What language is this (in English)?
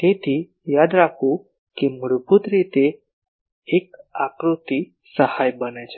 Gujarati